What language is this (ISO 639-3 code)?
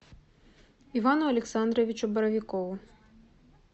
rus